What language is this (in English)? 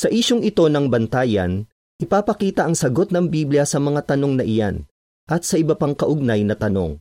Filipino